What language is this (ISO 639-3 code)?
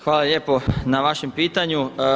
hrv